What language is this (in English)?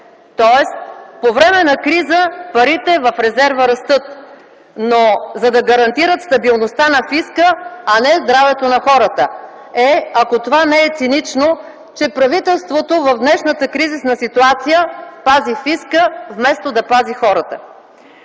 Bulgarian